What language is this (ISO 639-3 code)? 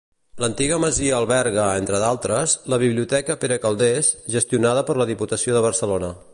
cat